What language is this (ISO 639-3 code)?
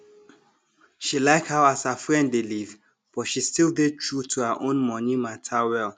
pcm